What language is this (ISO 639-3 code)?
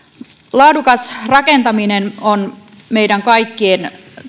fin